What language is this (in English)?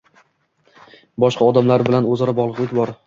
Uzbek